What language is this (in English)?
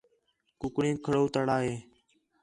Khetrani